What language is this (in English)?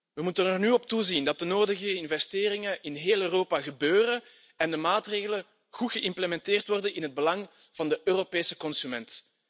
Dutch